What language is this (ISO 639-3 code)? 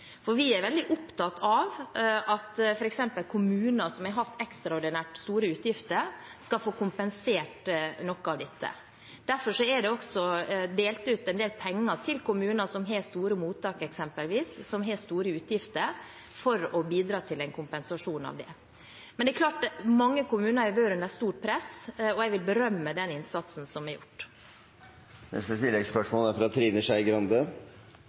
nor